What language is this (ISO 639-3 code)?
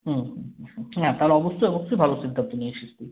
ben